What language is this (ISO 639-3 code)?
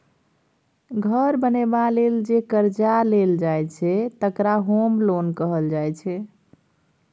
mai